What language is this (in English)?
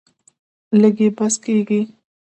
Pashto